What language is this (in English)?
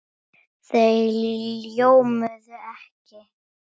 Icelandic